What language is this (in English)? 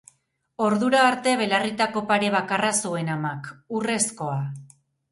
Basque